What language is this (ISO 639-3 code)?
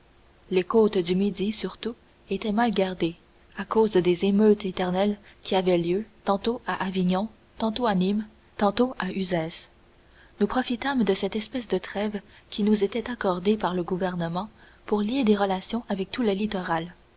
fra